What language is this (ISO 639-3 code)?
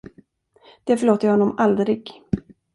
swe